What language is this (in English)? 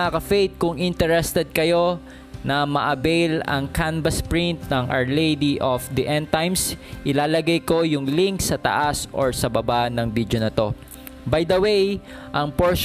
Filipino